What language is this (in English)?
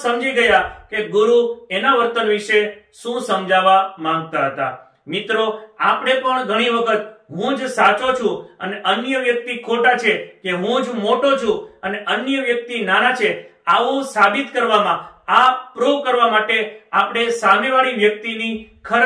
Hindi